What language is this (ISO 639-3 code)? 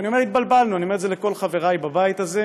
heb